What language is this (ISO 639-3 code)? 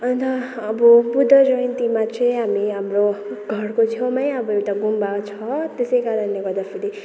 nep